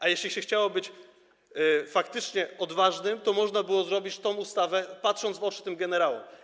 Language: Polish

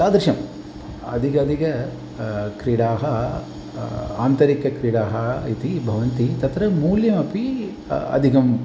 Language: Sanskrit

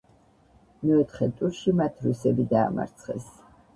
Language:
Georgian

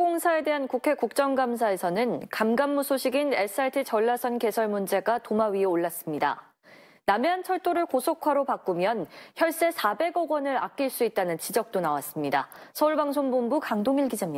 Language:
Korean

